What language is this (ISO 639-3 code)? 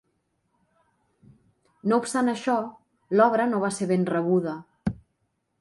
cat